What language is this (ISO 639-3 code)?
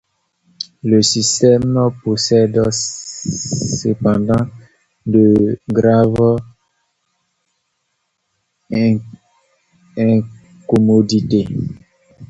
fra